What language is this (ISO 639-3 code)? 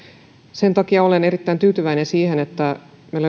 fin